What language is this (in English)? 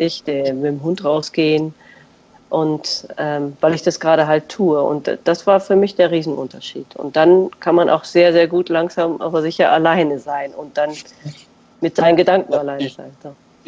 German